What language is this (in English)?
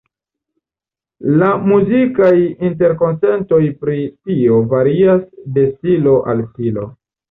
Esperanto